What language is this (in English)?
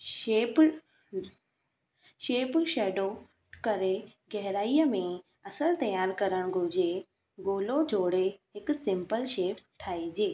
Sindhi